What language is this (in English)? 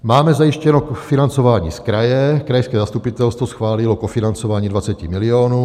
Czech